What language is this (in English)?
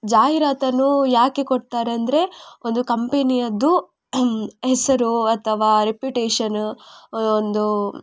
Kannada